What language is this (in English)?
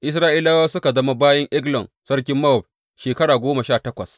Hausa